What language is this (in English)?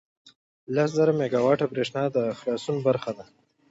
Pashto